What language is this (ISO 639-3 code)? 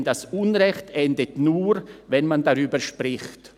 gsw